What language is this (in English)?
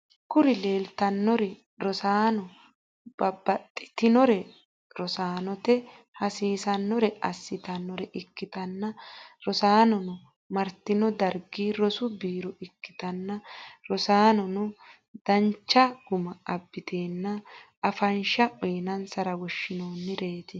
Sidamo